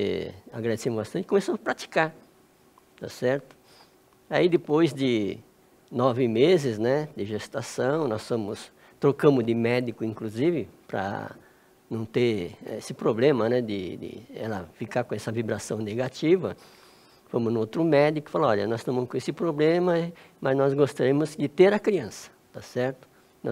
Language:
Portuguese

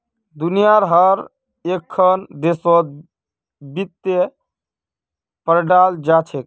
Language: Magahi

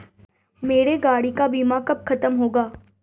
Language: Hindi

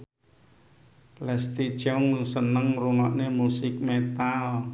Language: Javanese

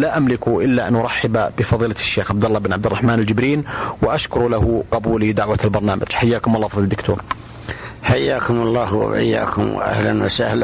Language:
Arabic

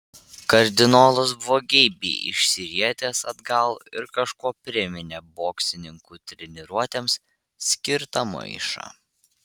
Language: Lithuanian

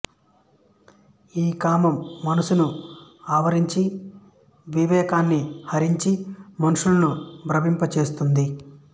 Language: Telugu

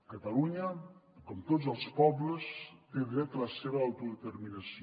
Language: Catalan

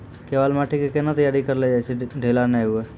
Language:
Maithili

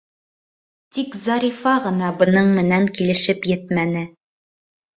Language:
Bashkir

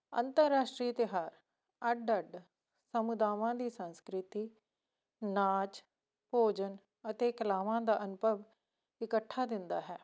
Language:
Punjabi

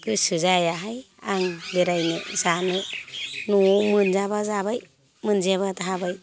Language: Bodo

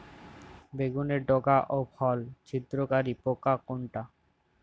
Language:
Bangla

